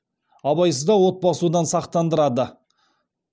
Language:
Kazakh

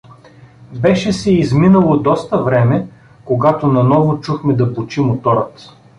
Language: Bulgarian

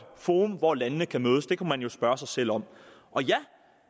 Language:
Danish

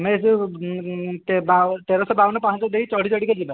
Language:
Odia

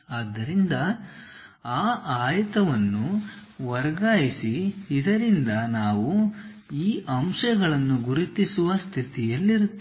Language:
Kannada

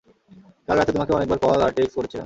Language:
Bangla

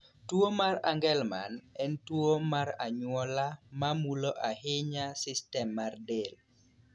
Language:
Luo (Kenya and Tanzania)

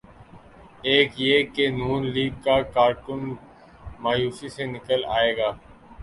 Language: Urdu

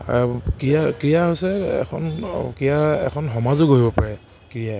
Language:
Assamese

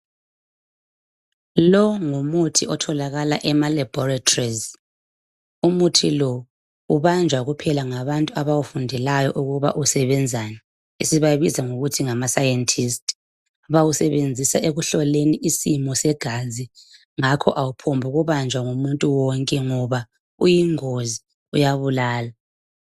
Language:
North Ndebele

